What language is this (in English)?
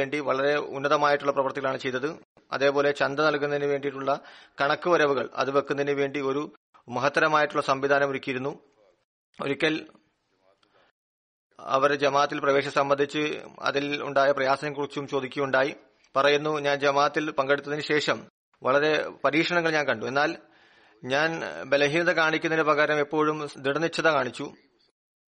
Malayalam